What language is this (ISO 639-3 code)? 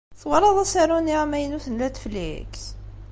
kab